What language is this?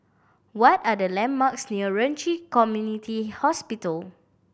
English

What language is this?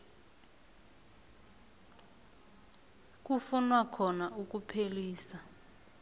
South Ndebele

